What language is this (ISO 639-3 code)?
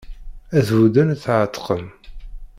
kab